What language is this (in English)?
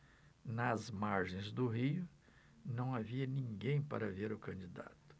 Portuguese